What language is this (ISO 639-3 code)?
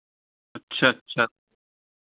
hin